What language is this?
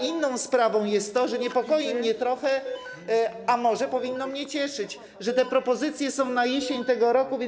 Polish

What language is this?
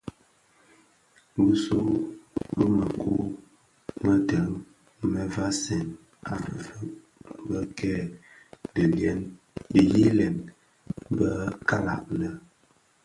Bafia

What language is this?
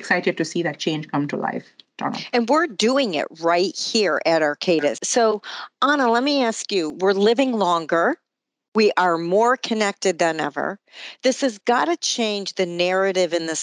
English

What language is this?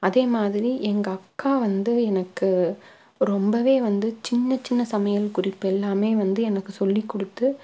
Tamil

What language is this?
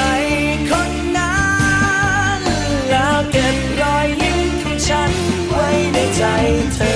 Thai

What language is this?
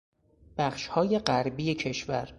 Persian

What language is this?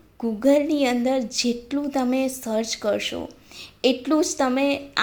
Gujarati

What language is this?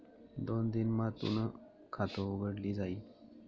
Marathi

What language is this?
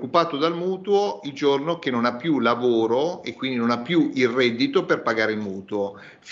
Italian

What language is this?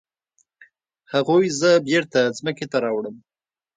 Pashto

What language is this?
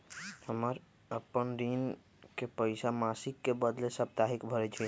Magahi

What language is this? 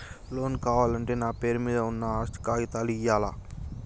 Telugu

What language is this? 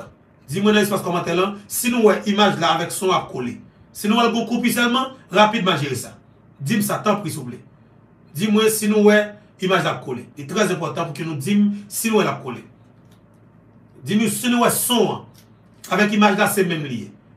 French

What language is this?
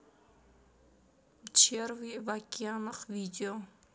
Russian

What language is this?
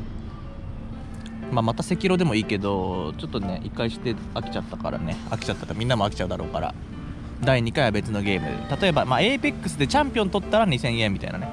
Japanese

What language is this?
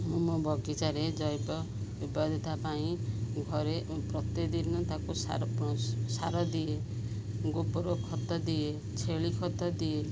Odia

